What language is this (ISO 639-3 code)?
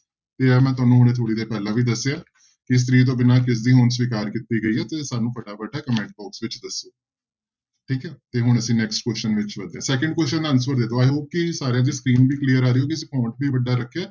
pan